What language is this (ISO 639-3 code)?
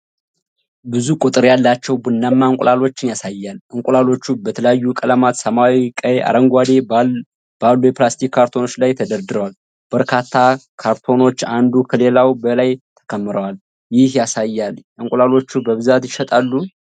amh